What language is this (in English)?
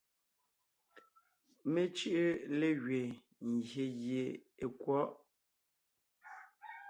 Ngiemboon